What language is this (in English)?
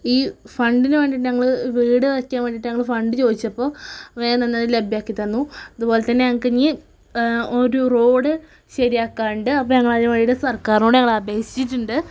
Malayalam